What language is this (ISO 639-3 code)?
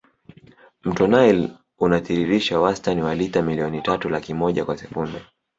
swa